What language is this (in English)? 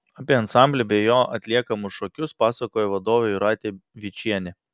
Lithuanian